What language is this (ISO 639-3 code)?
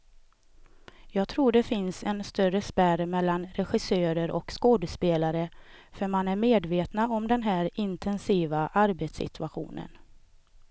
swe